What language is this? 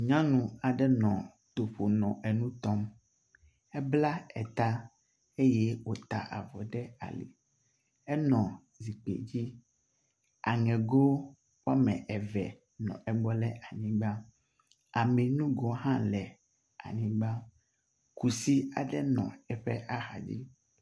Ewe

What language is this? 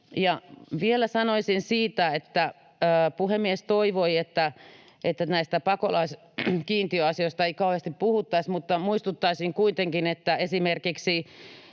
Finnish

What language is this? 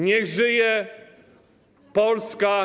Polish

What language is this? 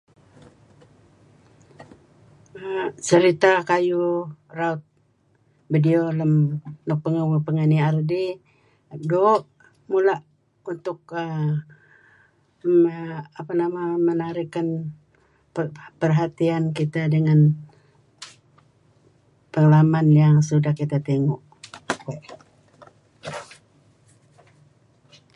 Kelabit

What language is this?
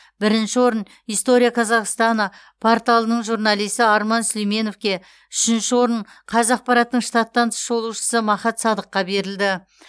Kazakh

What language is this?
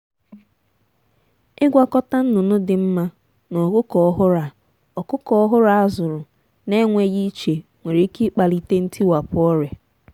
Igbo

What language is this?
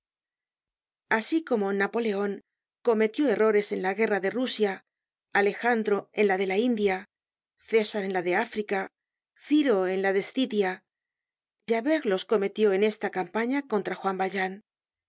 Spanish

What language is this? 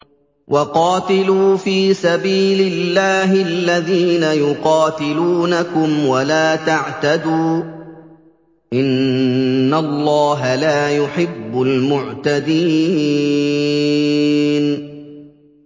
Arabic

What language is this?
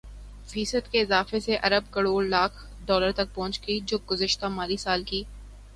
Urdu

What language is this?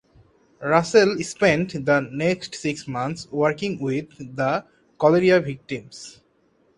English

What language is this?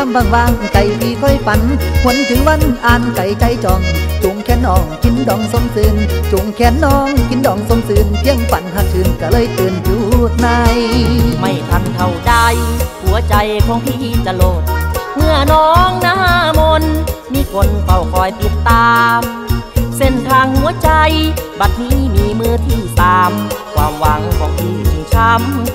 Thai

